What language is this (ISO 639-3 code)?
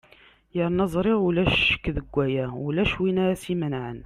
kab